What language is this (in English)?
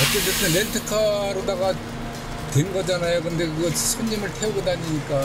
Korean